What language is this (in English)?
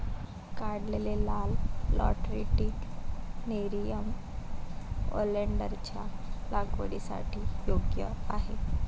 Marathi